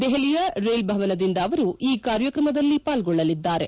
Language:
Kannada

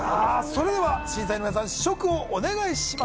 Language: Japanese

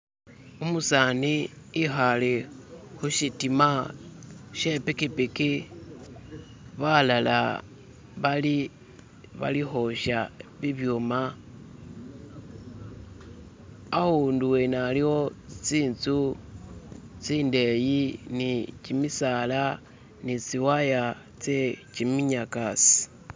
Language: Masaaba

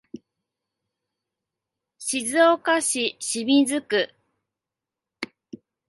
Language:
Japanese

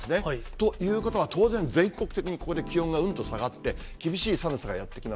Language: Japanese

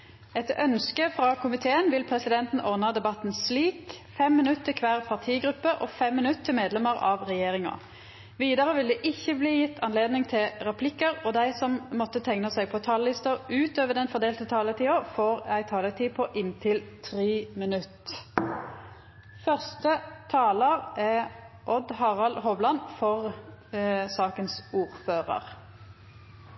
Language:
Norwegian Nynorsk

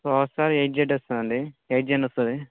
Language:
Telugu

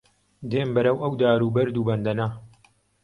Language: Central Kurdish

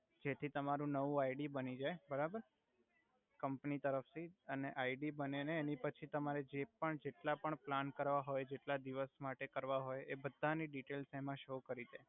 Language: Gujarati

